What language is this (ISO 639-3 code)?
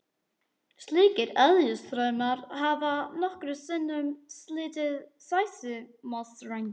isl